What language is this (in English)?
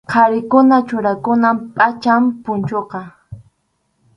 Arequipa-La Unión Quechua